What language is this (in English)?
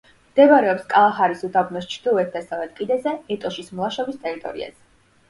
Georgian